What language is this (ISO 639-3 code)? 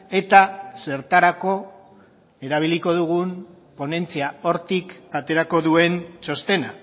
eus